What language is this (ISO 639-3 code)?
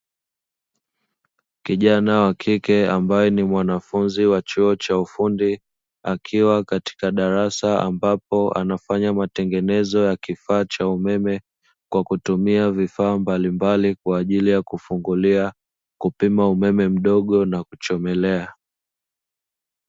swa